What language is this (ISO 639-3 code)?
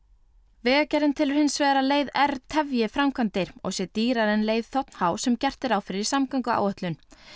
isl